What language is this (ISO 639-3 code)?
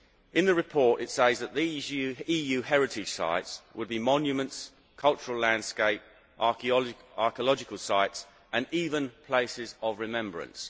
eng